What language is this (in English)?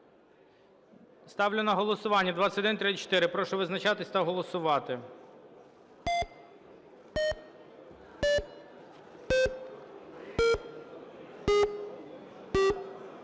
Ukrainian